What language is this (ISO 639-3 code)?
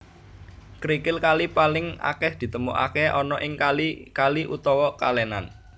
jav